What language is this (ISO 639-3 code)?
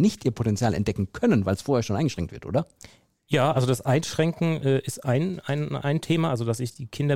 deu